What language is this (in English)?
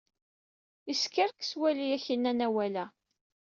Kabyle